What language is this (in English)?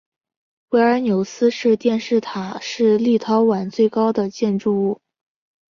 Chinese